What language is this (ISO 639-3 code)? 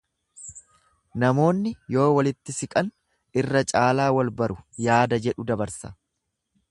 orm